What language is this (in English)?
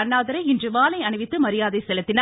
Tamil